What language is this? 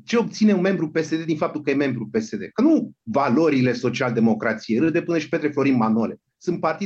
Romanian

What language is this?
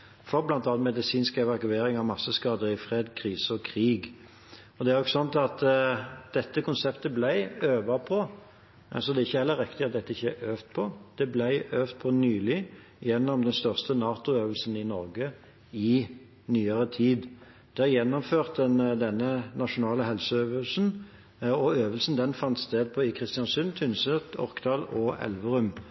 Norwegian Bokmål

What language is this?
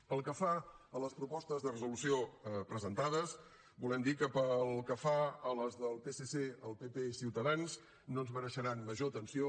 Catalan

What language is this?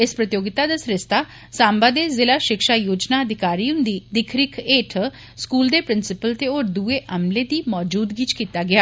Dogri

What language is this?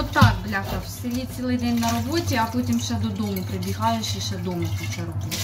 Ukrainian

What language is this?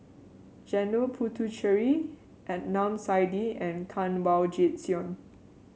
English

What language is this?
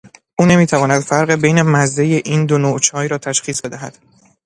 Persian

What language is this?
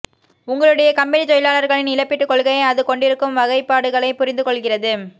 Tamil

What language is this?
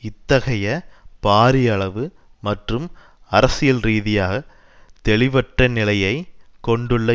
Tamil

